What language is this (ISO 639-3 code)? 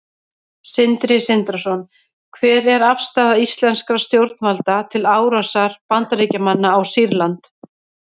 isl